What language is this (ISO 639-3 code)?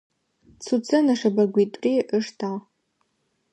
ady